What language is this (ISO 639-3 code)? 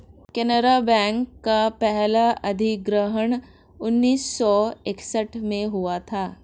hin